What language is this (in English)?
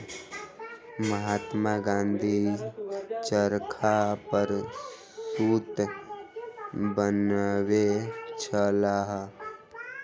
Maithili